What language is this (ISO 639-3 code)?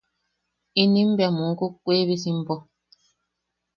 yaq